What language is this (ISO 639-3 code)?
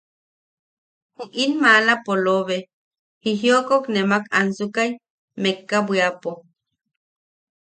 yaq